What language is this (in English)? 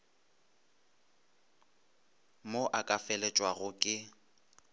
Northern Sotho